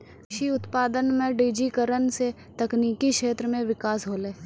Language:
Maithili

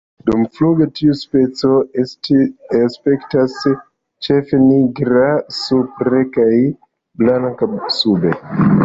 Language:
Esperanto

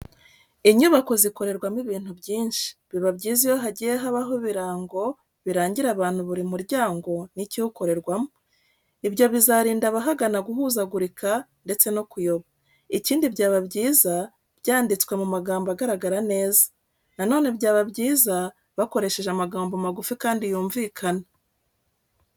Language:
Kinyarwanda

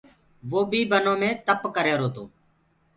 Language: Gurgula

